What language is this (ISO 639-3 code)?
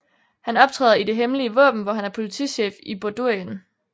dan